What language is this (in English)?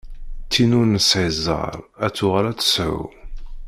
Kabyle